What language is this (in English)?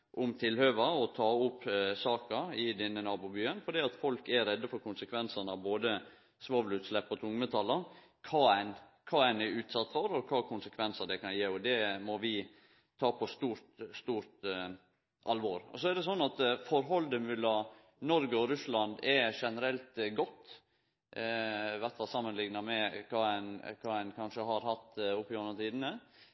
Norwegian Nynorsk